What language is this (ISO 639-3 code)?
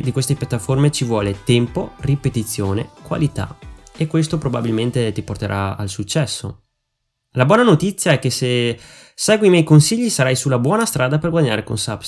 ita